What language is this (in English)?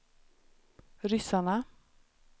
Swedish